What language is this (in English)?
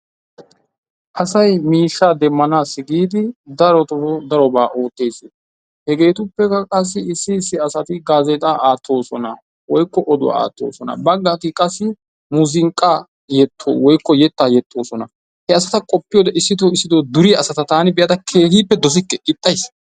Wolaytta